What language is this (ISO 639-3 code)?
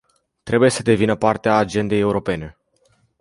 ron